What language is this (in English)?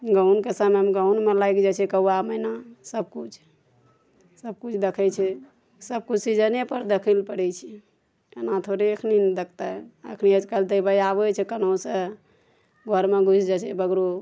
Maithili